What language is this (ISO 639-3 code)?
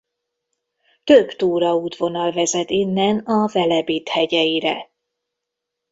hun